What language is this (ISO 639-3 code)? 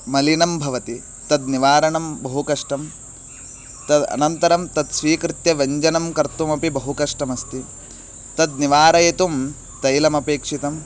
san